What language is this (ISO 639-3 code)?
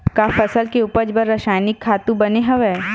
hne